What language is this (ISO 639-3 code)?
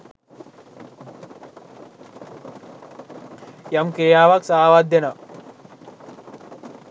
sin